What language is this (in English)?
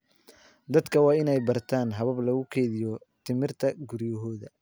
Somali